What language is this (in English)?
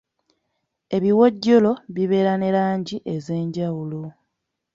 Ganda